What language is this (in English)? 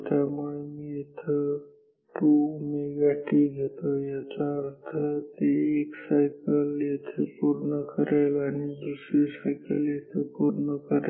Marathi